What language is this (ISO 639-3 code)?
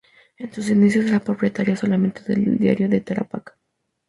spa